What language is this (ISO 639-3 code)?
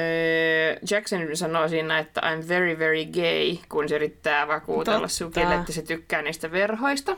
fin